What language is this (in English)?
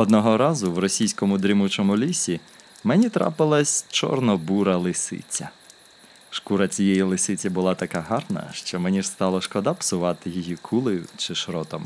Ukrainian